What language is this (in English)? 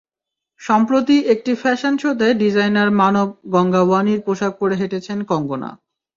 Bangla